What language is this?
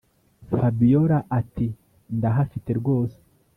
Kinyarwanda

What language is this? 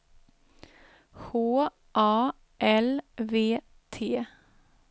Swedish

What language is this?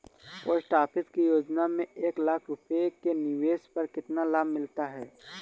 Hindi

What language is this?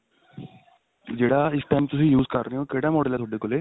Punjabi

